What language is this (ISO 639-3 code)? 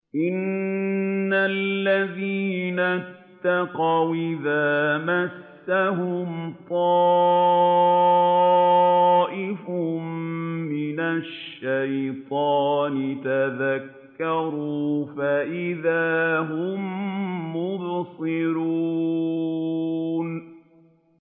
ara